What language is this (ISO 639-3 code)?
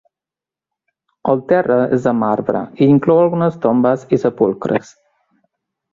cat